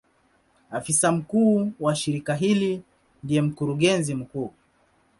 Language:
Swahili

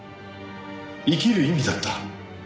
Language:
Japanese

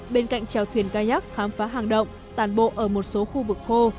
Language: Vietnamese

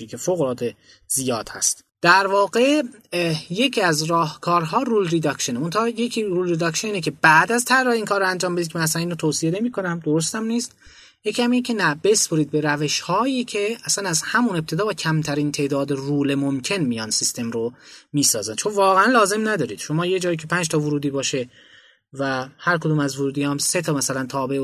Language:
Persian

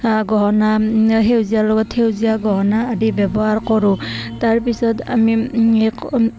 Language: Assamese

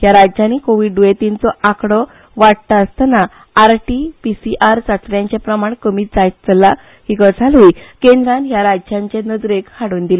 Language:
Konkani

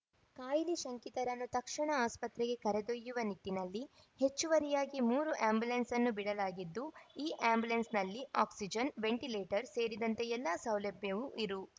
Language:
Kannada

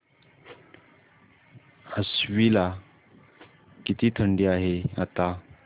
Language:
Marathi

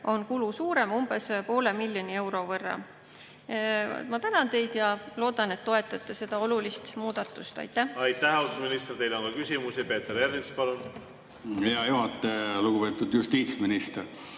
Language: Estonian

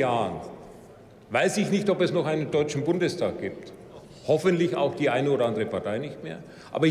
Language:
German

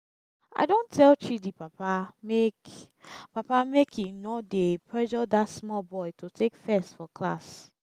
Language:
Nigerian Pidgin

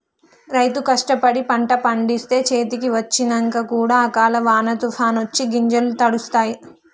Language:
Telugu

